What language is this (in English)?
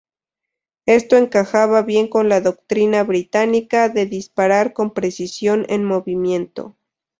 Spanish